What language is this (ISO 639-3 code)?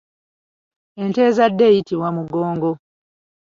lug